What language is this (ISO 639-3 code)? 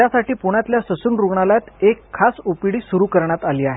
mar